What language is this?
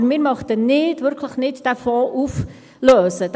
Swiss German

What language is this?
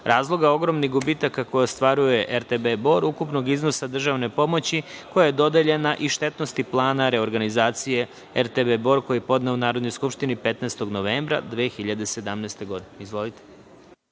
Serbian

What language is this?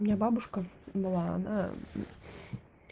Russian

